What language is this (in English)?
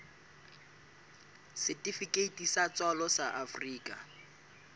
Southern Sotho